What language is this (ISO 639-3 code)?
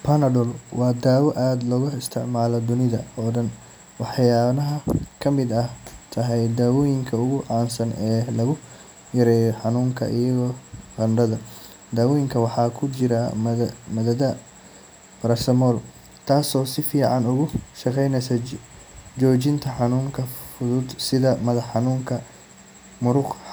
som